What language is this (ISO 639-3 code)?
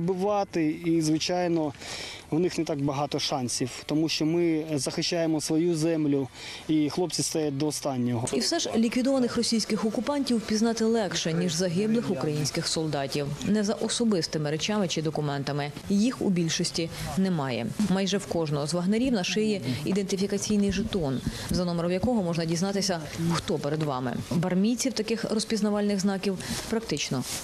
ukr